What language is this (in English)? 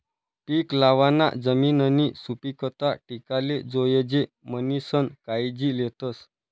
Marathi